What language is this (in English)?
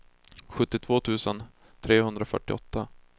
Swedish